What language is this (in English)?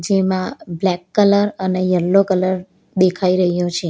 Gujarati